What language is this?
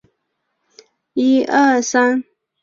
Chinese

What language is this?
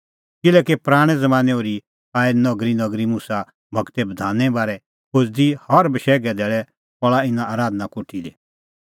Kullu Pahari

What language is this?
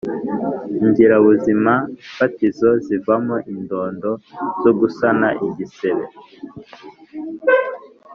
Kinyarwanda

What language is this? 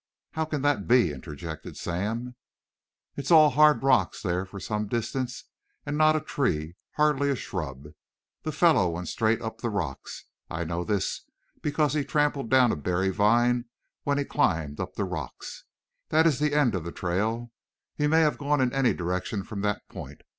English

